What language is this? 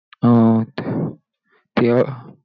Marathi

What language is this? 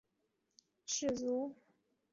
Chinese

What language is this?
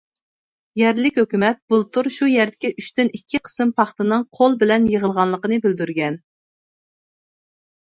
Uyghur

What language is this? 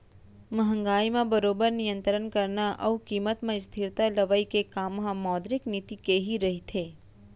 Chhattisgarhi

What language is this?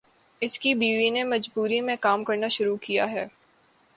Urdu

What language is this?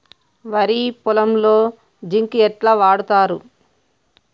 Telugu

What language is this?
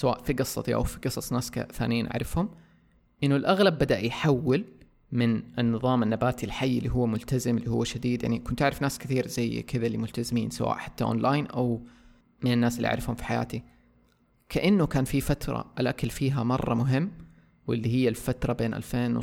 Arabic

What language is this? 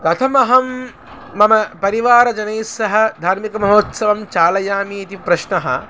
Sanskrit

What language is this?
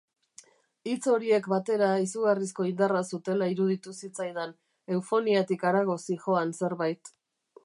Basque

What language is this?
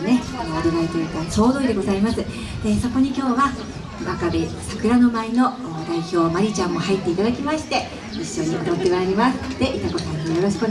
Japanese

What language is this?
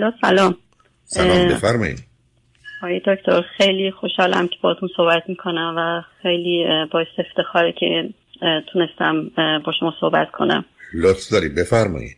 Persian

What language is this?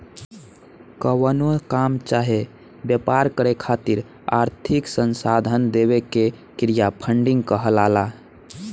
Bhojpuri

